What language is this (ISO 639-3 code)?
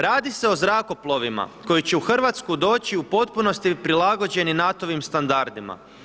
hrv